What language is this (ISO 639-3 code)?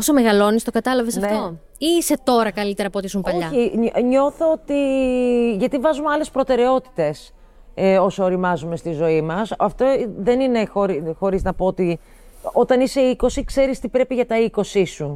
ell